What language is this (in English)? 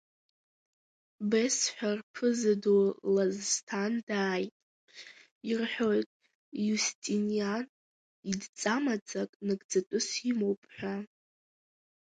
Abkhazian